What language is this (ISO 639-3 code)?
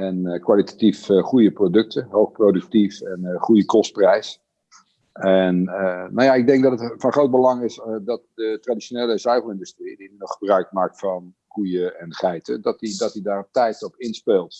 nld